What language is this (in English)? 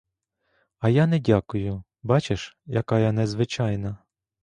Ukrainian